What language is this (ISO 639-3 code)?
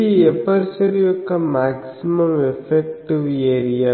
tel